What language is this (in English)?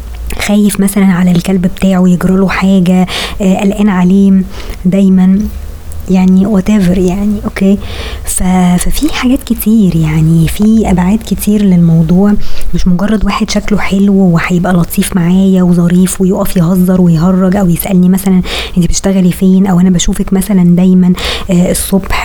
Arabic